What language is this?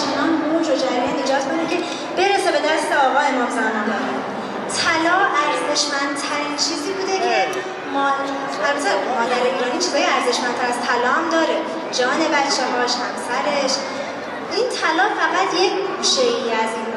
Persian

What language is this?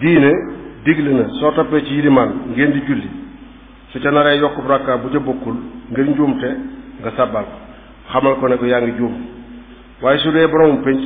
Arabic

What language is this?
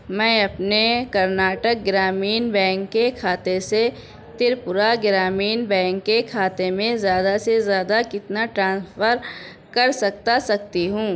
Urdu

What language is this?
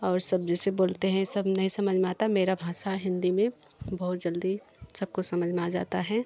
Hindi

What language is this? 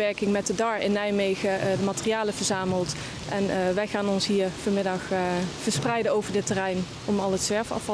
Dutch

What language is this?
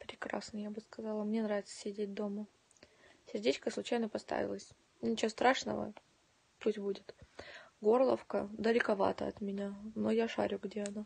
Russian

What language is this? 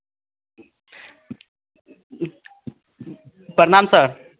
Hindi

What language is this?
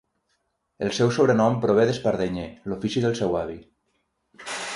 Catalan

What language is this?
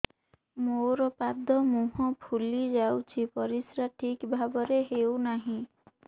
Odia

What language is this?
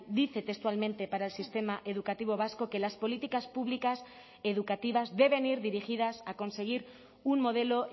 Spanish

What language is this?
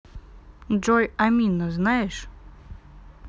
Russian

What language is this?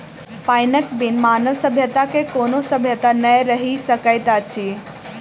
Maithili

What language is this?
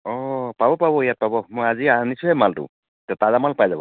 Assamese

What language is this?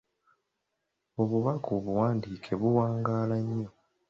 Ganda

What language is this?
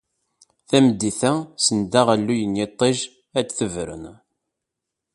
Kabyle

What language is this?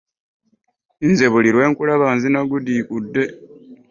Ganda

